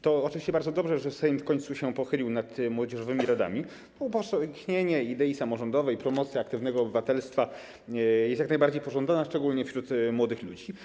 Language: Polish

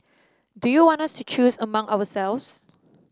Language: English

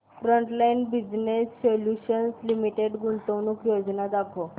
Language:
Marathi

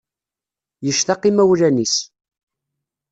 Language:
Kabyle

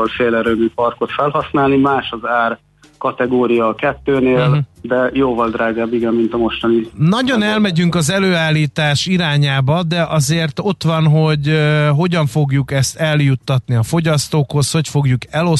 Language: Hungarian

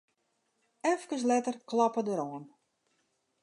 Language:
Western Frisian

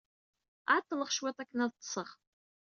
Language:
Kabyle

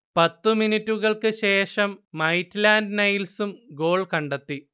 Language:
Malayalam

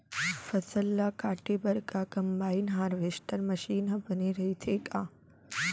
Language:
Chhattisgarhi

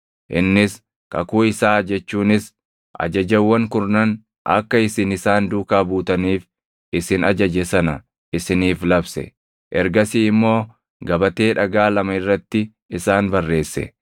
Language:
Oromo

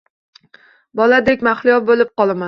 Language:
Uzbek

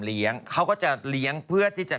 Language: Thai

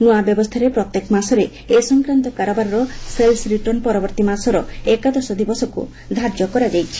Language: Odia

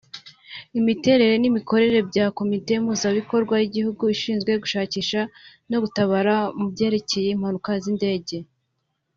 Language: Kinyarwanda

